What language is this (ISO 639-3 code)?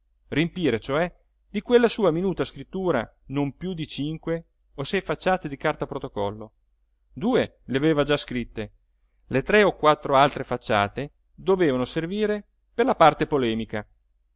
ita